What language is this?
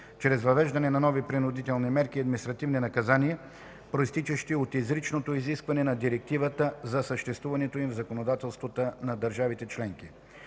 Bulgarian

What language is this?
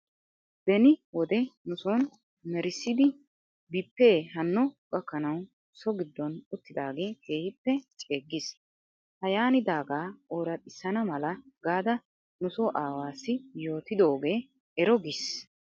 Wolaytta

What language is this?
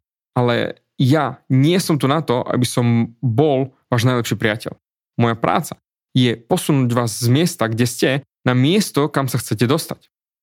Slovak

